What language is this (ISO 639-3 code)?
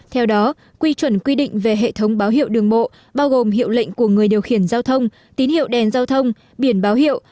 vie